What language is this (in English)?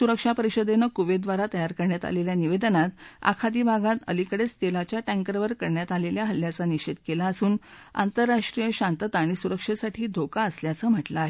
Marathi